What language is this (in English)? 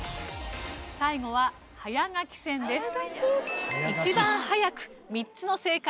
Japanese